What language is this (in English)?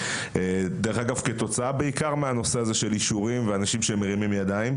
Hebrew